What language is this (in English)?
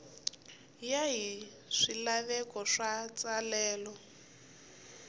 Tsonga